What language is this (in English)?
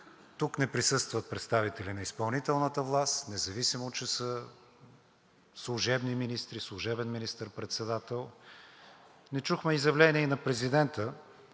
Bulgarian